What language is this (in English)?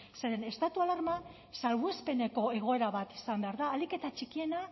Basque